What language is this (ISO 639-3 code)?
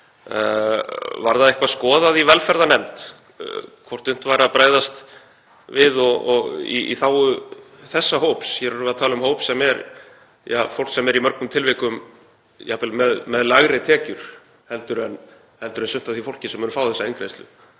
isl